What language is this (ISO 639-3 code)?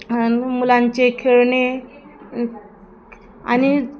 mar